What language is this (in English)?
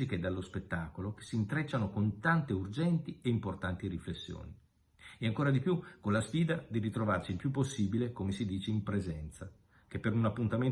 Italian